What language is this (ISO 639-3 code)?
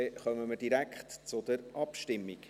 gsw